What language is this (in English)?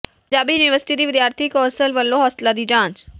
Punjabi